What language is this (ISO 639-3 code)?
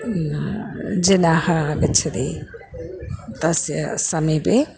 san